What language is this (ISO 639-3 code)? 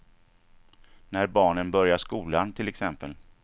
swe